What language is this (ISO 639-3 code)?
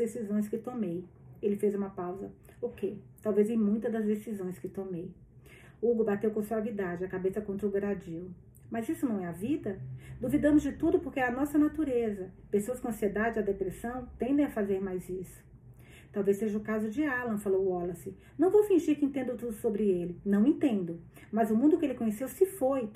por